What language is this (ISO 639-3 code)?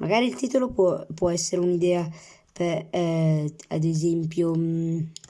ita